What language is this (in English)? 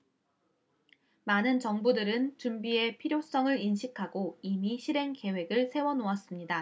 Korean